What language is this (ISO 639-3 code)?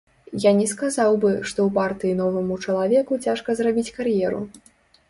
bel